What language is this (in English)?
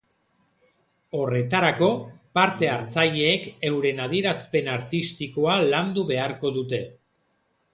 Basque